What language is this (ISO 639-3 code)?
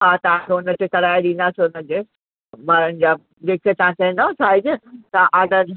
snd